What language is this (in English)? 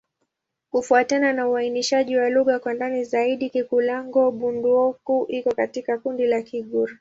Swahili